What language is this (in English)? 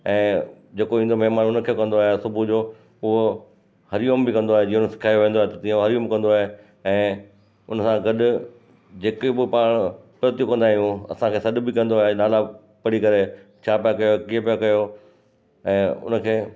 Sindhi